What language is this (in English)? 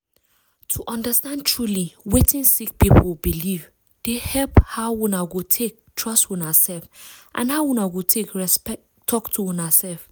Nigerian Pidgin